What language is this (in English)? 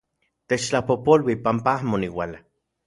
Central Puebla Nahuatl